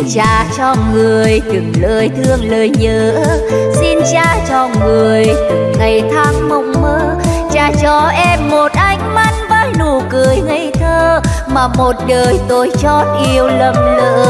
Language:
Vietnamese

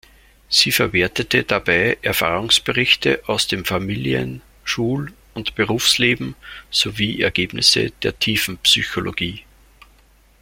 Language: German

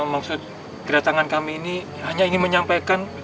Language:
Indonesian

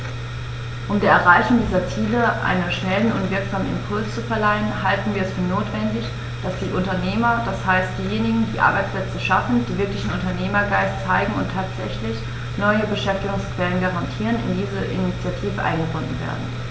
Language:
German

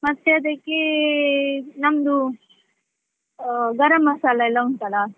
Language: Kannada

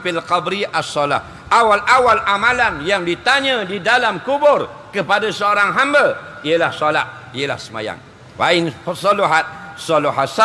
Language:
Malay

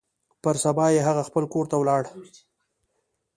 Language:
Pashto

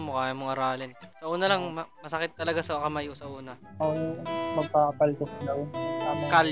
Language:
Filipino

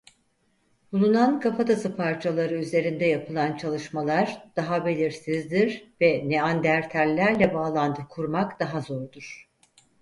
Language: Turkish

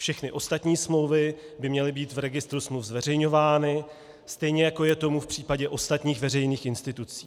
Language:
Czech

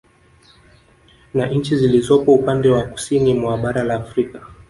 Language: Swahili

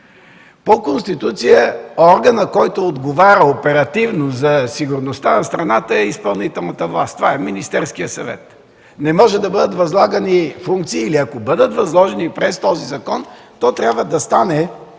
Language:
Bulgarian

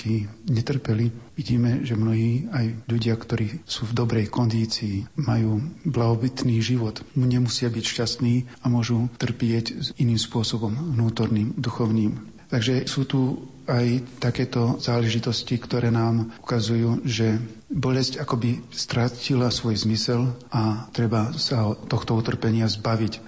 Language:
Slovak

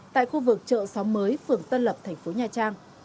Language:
Vietnamese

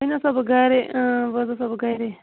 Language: Kashmiri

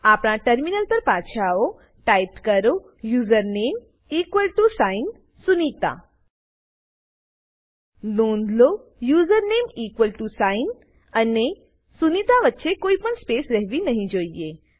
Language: Gujarati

